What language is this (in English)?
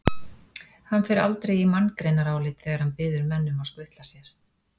Icelandic